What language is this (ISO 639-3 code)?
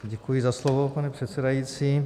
ces